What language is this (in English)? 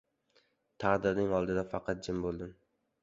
Uzbek